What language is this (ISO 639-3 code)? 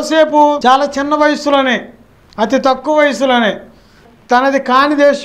tel